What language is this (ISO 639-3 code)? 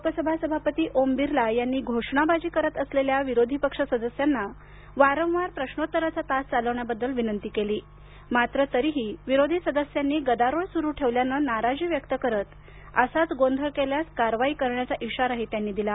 mar